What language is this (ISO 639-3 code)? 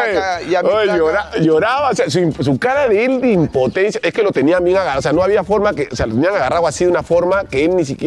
spa